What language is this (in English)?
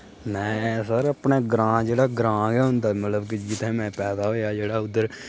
Dogri